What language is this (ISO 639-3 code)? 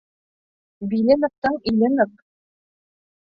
bak